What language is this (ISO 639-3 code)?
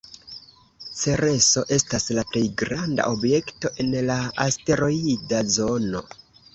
epo